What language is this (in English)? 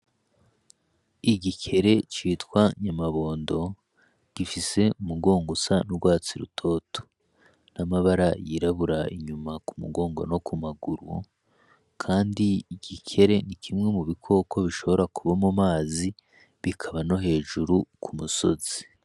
Rundi